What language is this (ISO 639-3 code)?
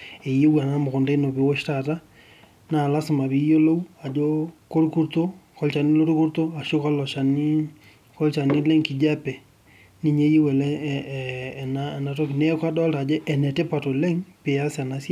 mas